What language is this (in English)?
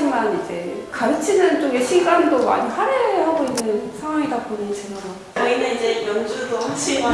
Korean